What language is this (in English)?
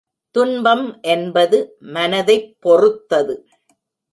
Tamil